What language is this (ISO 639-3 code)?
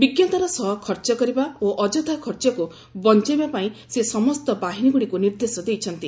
ori